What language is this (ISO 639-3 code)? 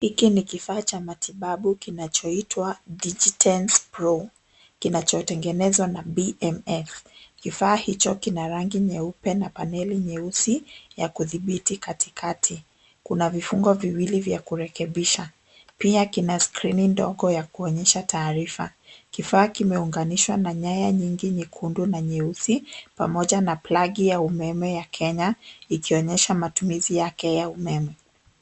swa